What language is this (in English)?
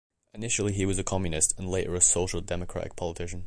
English